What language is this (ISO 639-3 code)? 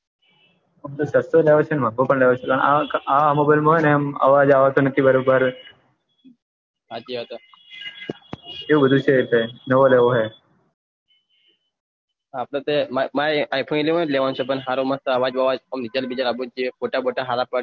guj